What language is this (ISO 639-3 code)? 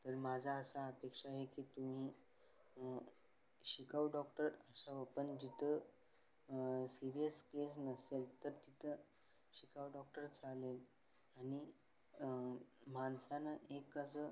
mar